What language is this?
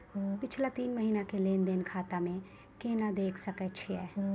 Maithili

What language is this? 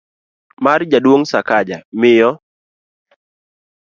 Luo (Kenya and Tanzania)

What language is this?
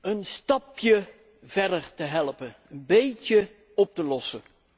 Dutch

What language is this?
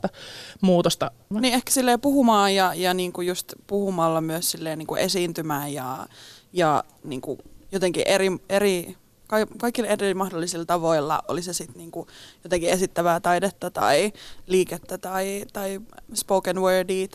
Finnish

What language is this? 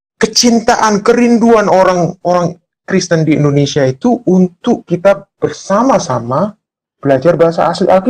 Indonesian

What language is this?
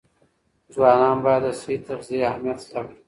Pashto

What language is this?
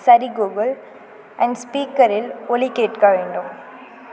Tamil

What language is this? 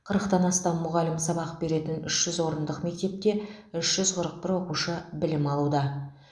Kazakh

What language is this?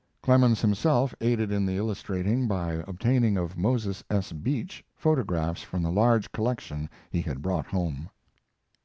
English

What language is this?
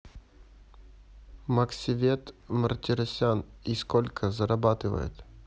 Russian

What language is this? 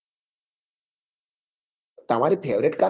Gujarati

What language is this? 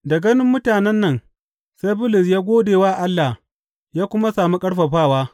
Hausa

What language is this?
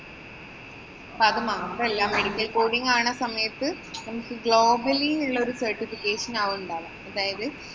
Malayalam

